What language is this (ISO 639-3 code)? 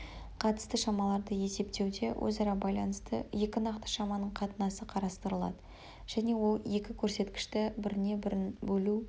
kaz